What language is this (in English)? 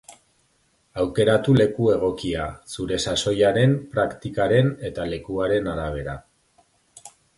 Basque